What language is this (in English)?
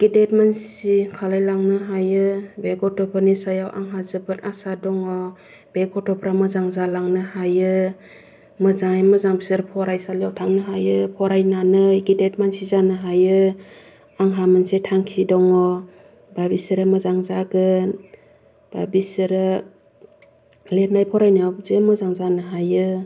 Bodo